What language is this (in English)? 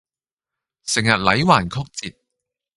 Cantonese